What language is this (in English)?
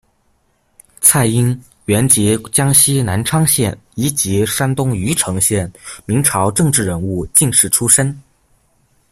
Chinese